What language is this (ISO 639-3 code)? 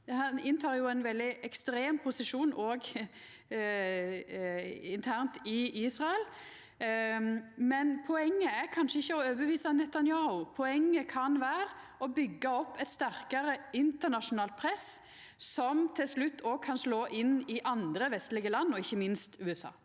nor